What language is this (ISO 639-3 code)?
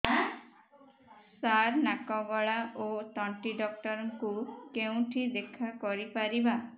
ori